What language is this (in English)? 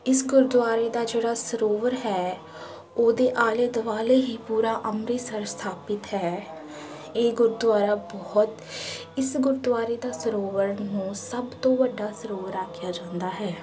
Punjabi